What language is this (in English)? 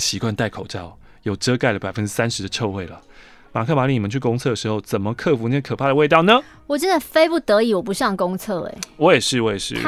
Chinese